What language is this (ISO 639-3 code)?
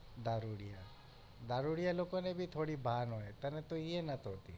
guj